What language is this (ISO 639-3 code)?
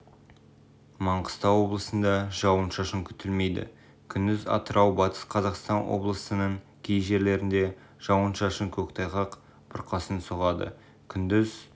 kaz